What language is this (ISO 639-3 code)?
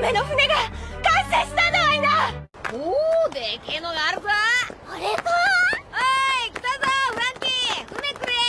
jpn